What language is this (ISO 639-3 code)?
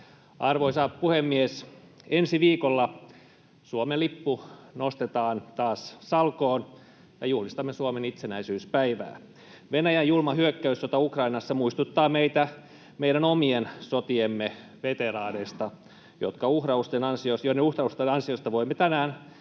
fin